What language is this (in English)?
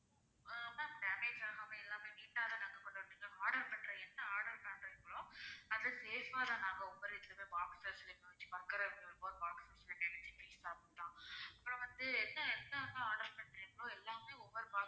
Tamil